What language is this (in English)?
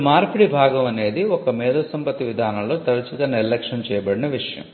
Telugu